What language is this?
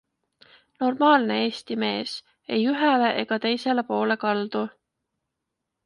Estonian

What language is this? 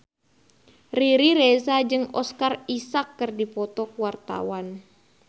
Sundanese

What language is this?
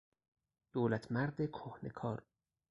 Persian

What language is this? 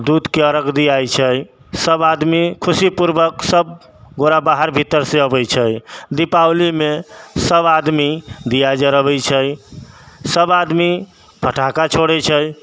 Maithili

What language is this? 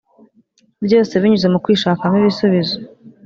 Kinyarwanda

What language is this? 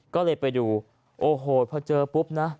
Thai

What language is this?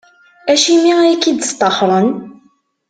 Kabyle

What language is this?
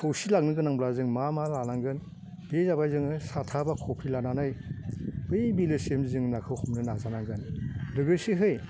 Bodo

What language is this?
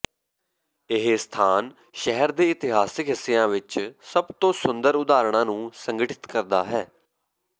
Punjabi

